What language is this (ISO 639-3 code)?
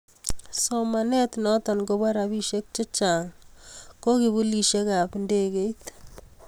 kln